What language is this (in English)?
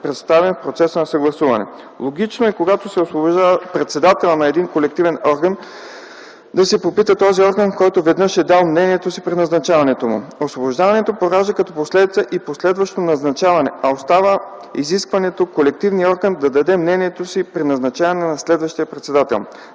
Bulgarian